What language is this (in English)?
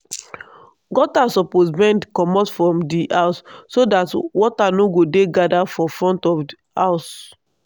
Nigerian Pidgin